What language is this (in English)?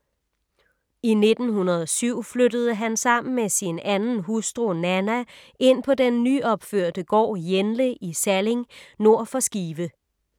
Danish